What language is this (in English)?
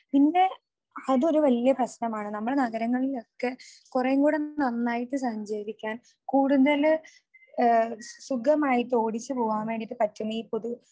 Malayalam